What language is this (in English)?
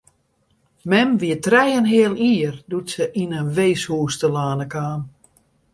Western Frisian